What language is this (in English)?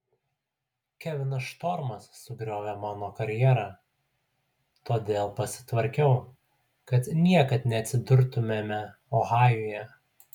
Lithuanian